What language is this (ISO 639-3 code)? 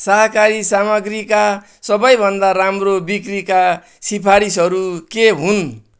nep